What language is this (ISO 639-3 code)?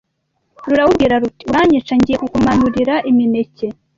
kin